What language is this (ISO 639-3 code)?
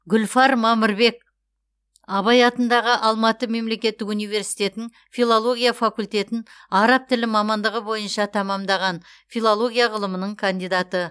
kaz